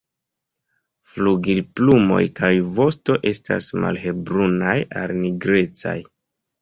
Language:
Esperanto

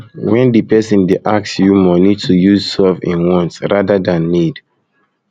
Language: Nigerian Pidgin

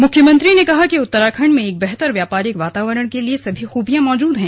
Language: Hindi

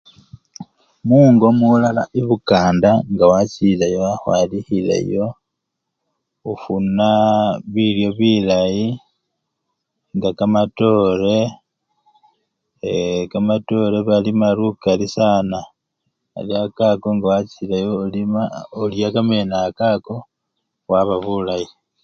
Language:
Luyia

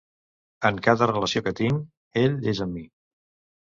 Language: Catalan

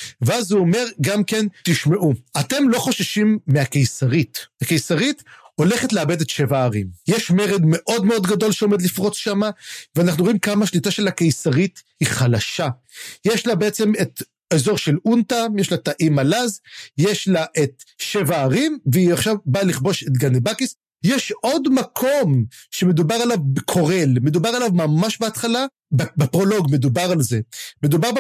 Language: Hebrew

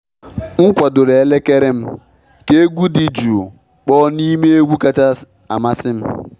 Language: Igbo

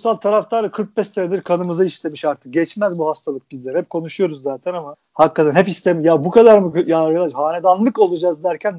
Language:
Turkish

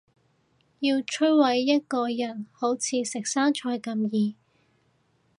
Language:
Cantonese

